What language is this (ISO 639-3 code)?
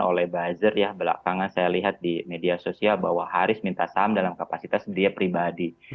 ind